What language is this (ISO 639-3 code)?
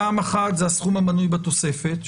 heb